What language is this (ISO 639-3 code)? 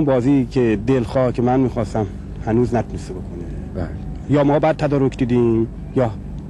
fas